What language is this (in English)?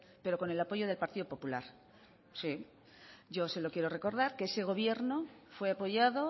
Spanish